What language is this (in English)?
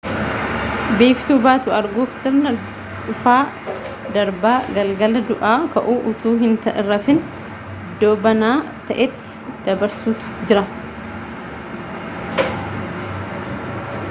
Oromo